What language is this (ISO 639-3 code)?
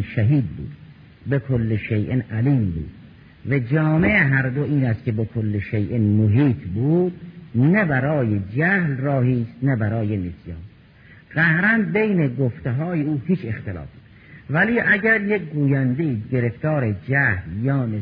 fas